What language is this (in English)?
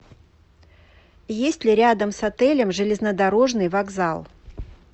Russian